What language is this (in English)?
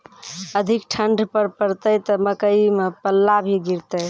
Maithili